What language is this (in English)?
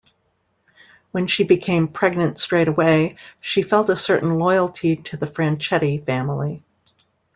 English